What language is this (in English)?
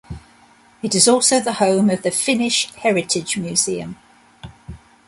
English